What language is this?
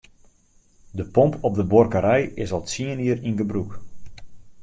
Western Frisian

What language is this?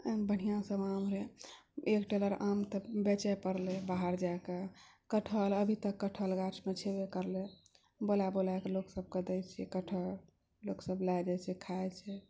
Maithili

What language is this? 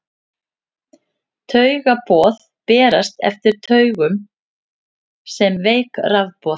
Icelandic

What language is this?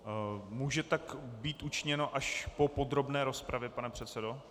Czech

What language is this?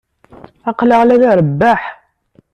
Kabyle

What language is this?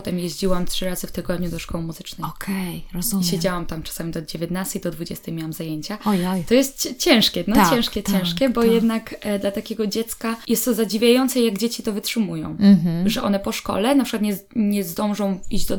Polish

